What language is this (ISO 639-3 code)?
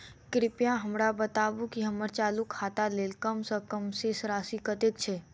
mai